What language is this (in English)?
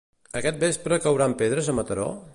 Catalan